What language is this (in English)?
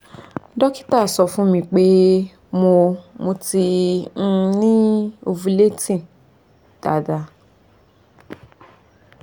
Yoruba